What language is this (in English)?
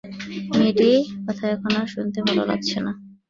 Bangla